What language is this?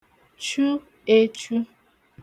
Igbo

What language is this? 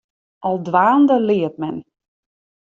Western Frisian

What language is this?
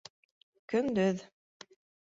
Bashkir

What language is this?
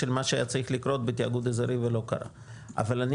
Hebrew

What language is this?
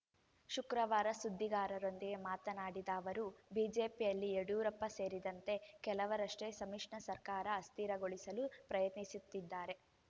Kannada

